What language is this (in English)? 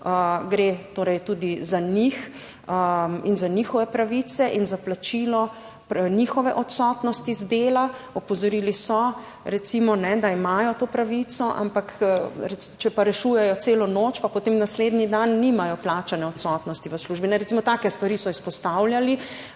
Slovenian